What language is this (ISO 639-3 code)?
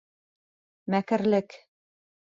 bak